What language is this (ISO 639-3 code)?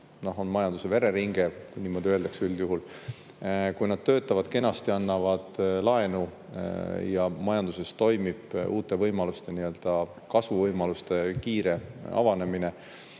est